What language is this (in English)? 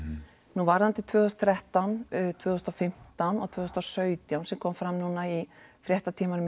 Icelandic